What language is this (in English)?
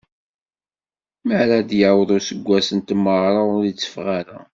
Kabyle